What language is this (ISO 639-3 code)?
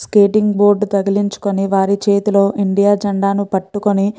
tel